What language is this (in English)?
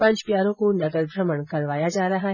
Hindi